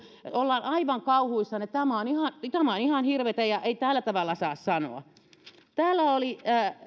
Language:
Finnish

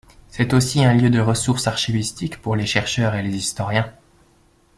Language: French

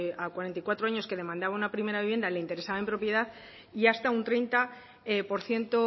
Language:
Spanish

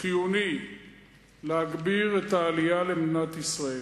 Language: Hebrew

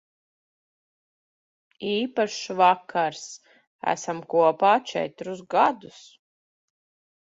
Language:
Latvian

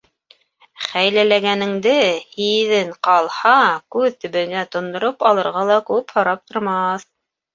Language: Bashkir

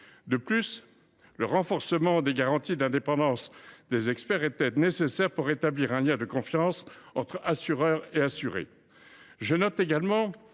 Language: French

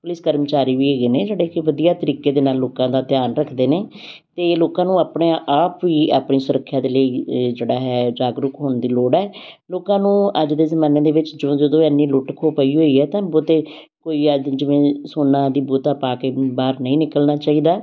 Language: Punjabi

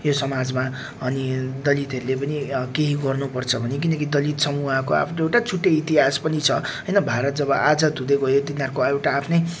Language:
Nepali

